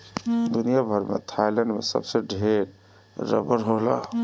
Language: Bhojpuri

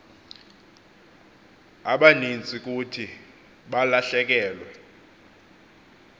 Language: Xhosa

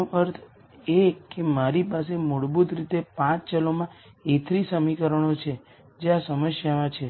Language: Gujarati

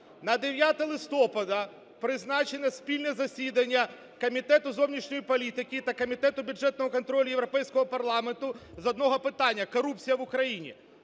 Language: Ukrainian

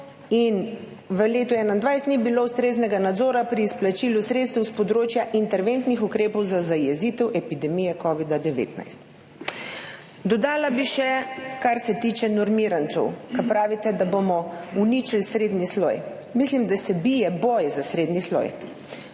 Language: Slovenian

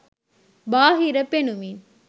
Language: Sinhala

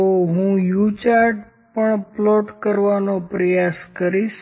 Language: Gujarati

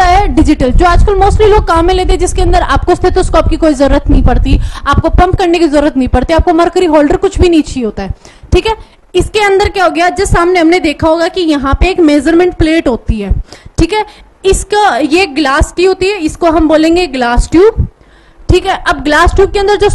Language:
Hindi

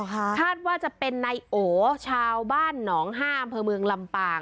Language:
Thai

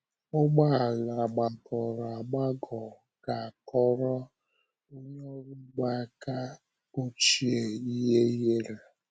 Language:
Igbo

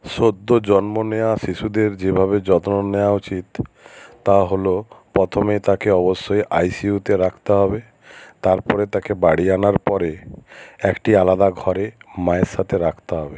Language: Bangla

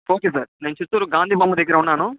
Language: Telugu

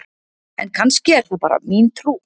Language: Icelandic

